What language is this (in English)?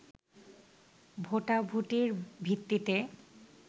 Bangla